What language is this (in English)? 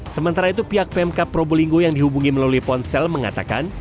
Indonesian